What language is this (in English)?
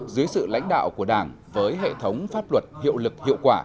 Vietnamese